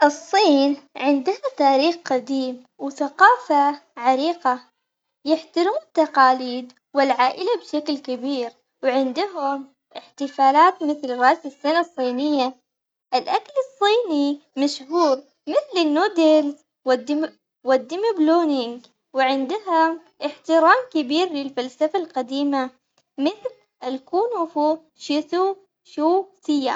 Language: Omani Arabic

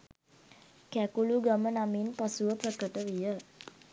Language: Sinhala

